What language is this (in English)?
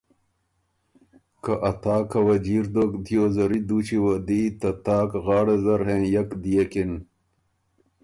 Ormuri